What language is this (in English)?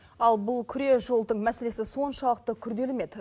Kazakh